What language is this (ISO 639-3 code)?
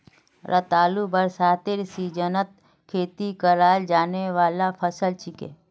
mag